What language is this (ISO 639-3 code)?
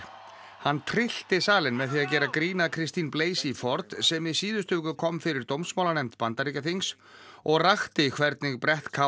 isl